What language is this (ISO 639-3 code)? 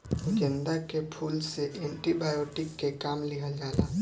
bho